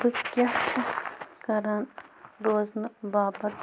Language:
Kashmiri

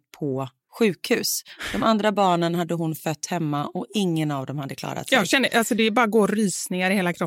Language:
Swedish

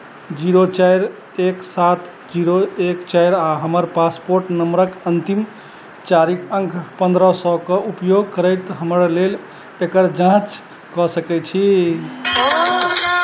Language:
Maithili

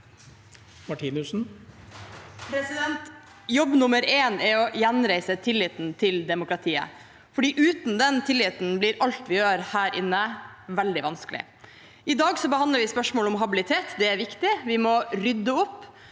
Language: Norwegian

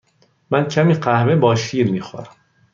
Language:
Persian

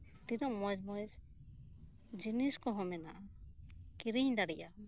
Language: Santali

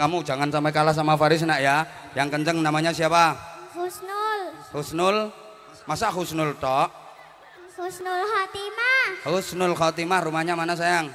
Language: Indonesian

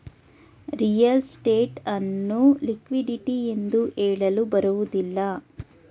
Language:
Kannada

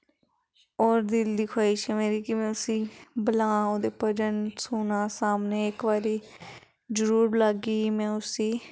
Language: Dogri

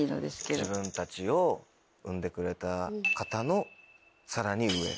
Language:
Japanese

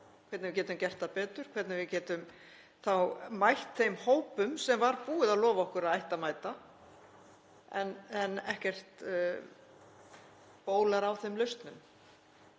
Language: Icelandic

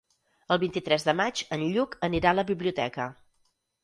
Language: Catalan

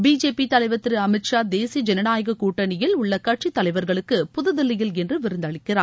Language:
Tamil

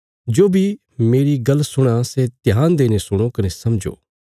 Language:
Bilaspuri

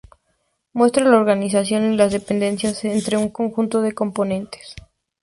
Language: Spanish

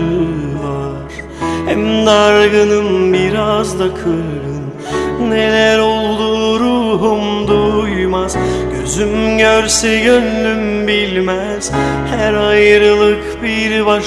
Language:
Azerbaijani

